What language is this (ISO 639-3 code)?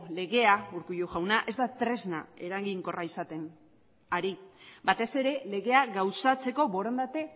eus